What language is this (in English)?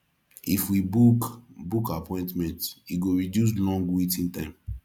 Nigerian Pidgin